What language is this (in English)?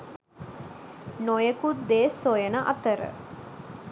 Sinhala